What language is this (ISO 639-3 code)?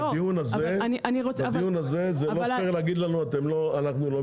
heb